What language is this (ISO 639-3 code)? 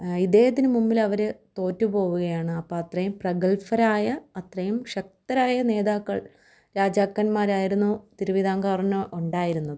mal